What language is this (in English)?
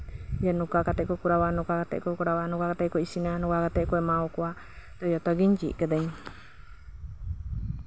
Santali